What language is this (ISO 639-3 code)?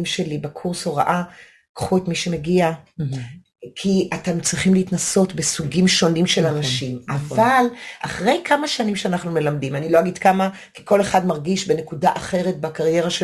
heb